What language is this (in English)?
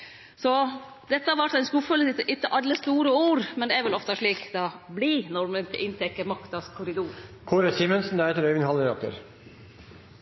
Norwegian